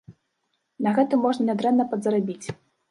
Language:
Belarusian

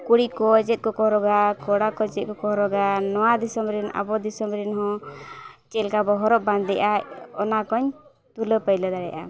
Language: Santali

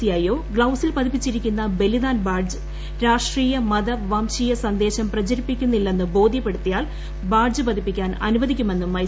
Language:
Malayalam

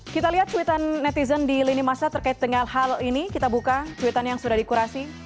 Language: Indonesian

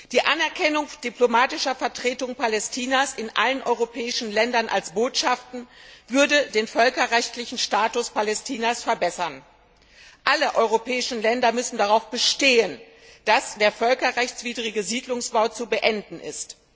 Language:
German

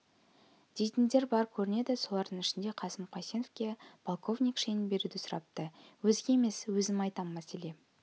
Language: Kazakh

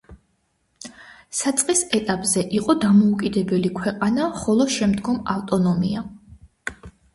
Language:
Georgian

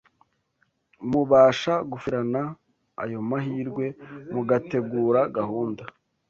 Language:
Kinyarwanda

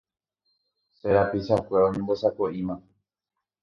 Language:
Guarani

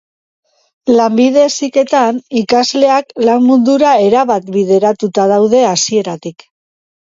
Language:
Basque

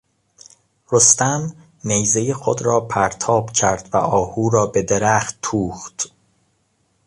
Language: Persian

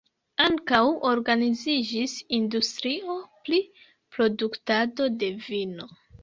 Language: Esperanto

